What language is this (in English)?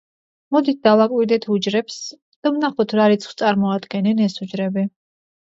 Georgian